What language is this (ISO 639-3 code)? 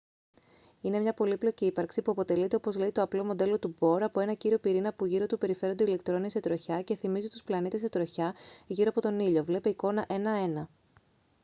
ell